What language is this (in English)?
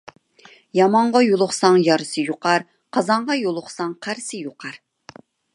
Uyghur